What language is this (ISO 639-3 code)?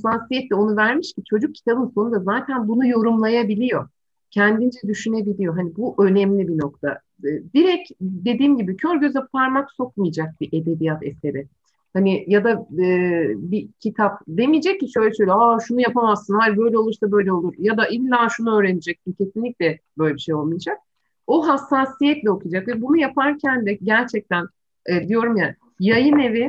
tur